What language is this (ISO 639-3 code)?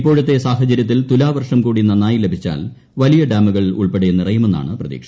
mal